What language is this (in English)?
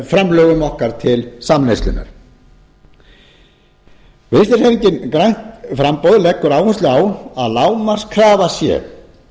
Icelandic